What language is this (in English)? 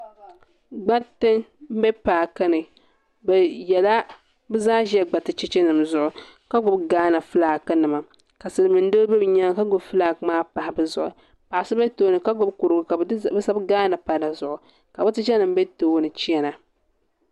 Dagbani